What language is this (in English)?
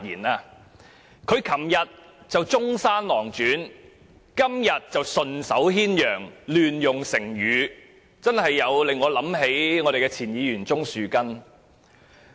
Cantonese